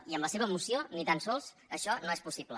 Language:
Catalan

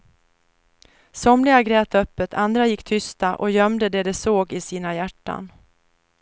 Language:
Swedish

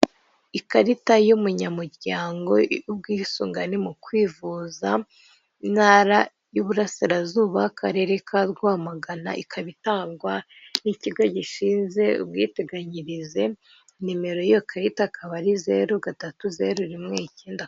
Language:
Kinyarwanda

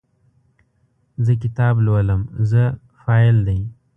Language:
Pashto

